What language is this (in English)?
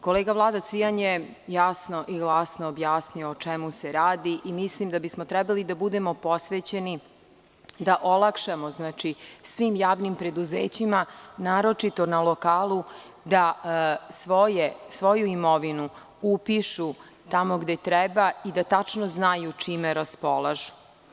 Serbian